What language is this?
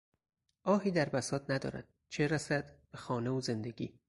Persian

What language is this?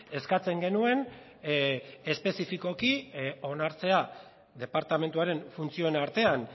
Basque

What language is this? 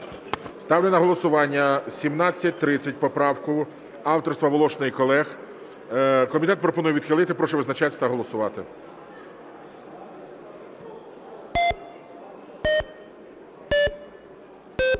Ukrainian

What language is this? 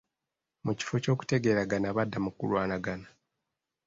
Ganda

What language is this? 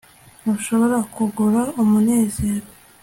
Kinyarwanda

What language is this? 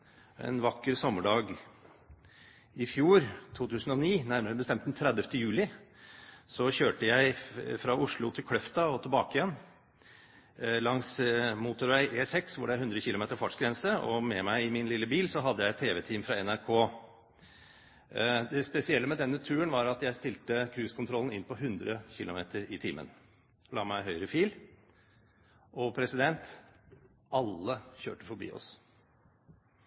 Norwegian Bokmål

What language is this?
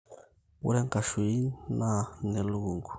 Masai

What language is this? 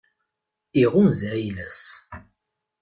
Kabyle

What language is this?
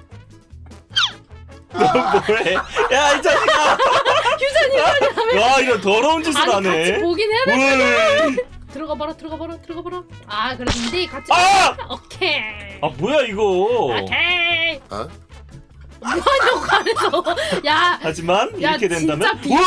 Korean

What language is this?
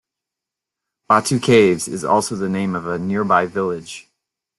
English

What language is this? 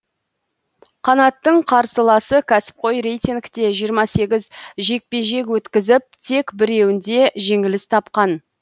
Kazakh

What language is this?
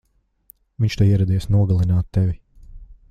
Latvian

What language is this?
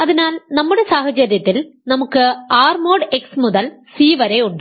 Malayalam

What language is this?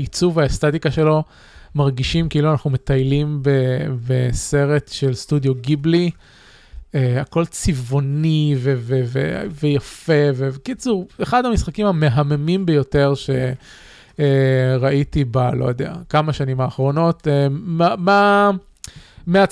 Hebrew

